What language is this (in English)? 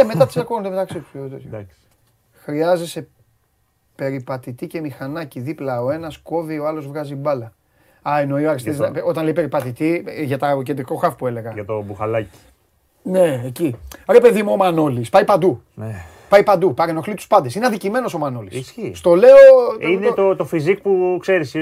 Greek